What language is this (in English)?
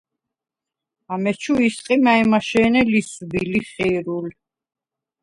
Svan